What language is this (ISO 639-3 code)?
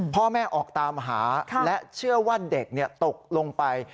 tha